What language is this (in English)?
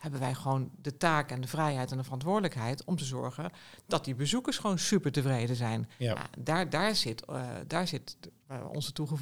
Dutch